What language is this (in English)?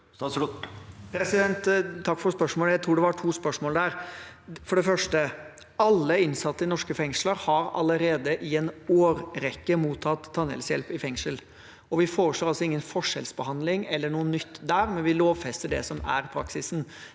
Norwegian